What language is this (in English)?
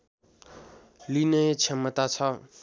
Nepali